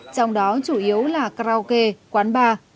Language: Vietnamese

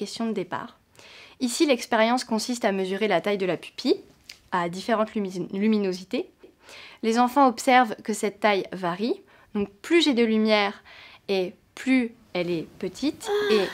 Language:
French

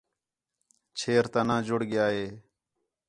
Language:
Khetrani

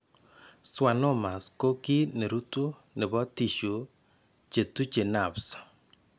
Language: Kalenjin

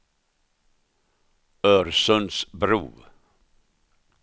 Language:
Swedish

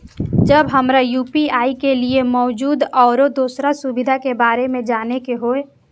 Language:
Maithili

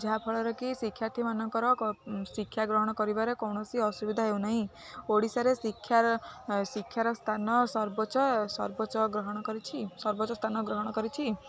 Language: Odia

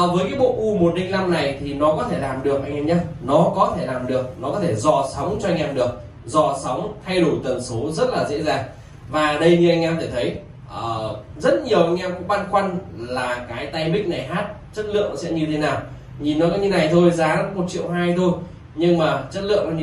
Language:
Vietnamese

